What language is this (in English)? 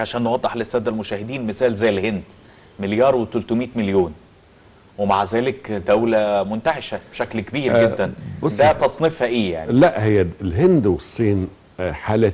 Arabic